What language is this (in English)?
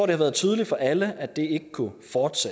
Danish